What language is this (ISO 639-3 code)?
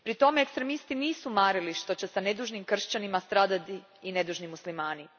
hrv